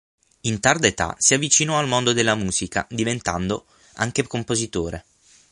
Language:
Italian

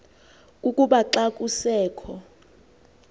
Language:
Xhosa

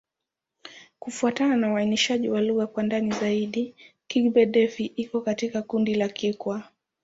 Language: Swahili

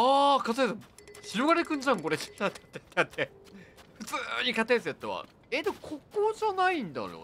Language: Japanese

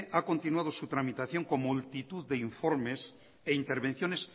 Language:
Spanish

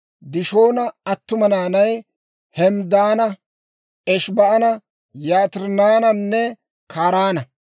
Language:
Dawro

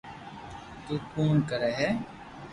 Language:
Loarki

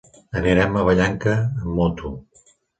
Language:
Catalan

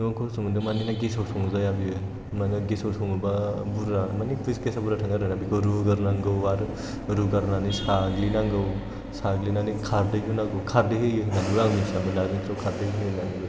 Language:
Bodo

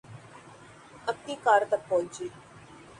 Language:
Urdu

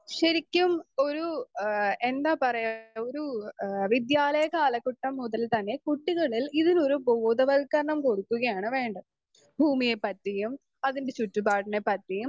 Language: Malayalam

